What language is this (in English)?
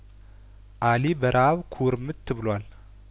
Amharic